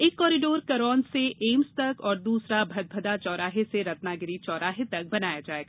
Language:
Hindi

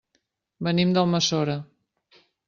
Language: Catalan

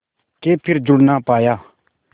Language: Hindi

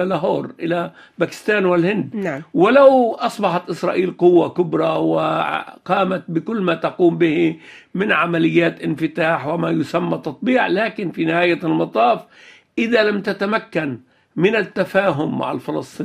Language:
Arabic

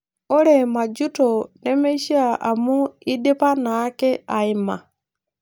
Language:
Masai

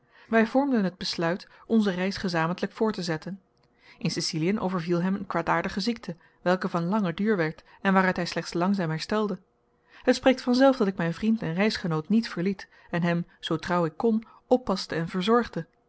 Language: Dutch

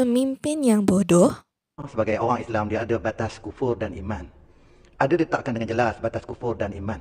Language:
Malay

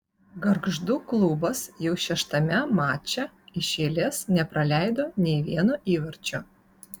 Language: Lithuanian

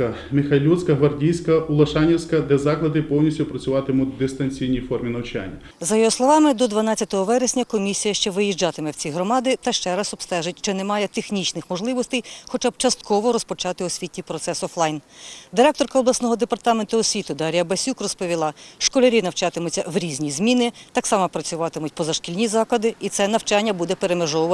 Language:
Ukrainian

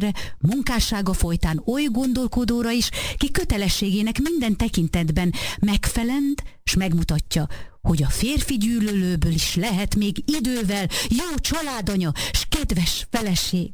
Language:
Hungarian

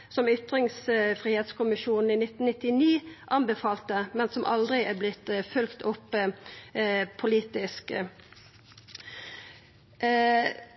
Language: Norwegian Nynorsk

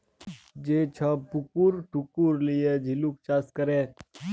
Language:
Bangla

